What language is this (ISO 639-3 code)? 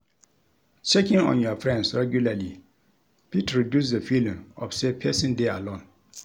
pcm